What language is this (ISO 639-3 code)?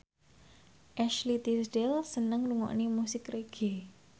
jav